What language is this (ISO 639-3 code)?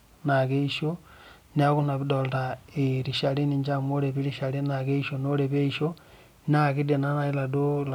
mas